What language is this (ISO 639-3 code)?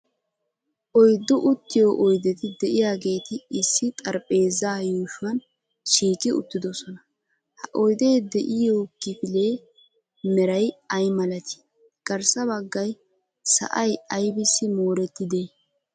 wal